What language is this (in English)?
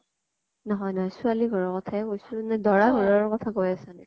Assamese